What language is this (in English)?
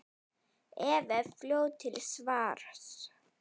Icelandic